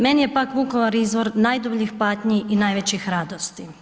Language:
Croatian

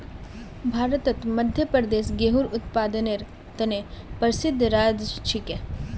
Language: Magahi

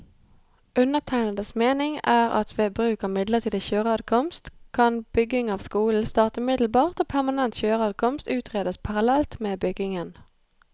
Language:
Norwegian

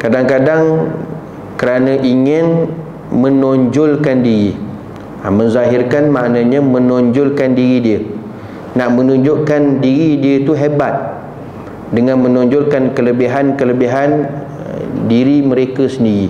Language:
Malay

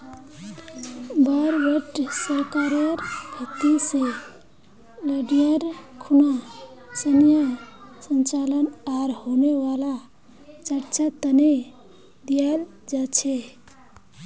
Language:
Magahi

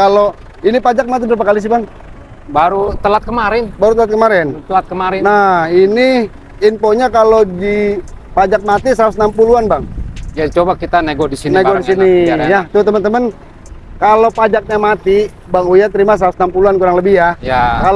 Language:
Indonesian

